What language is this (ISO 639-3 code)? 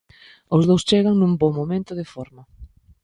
glg